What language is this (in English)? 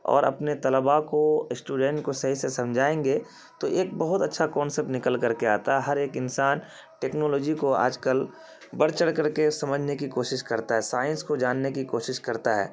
Urdu